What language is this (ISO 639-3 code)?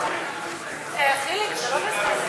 heb